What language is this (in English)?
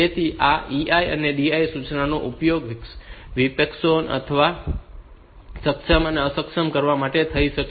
Gujarati